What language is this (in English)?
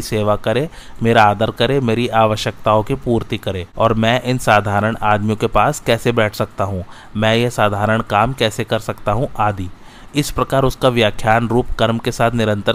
Hindi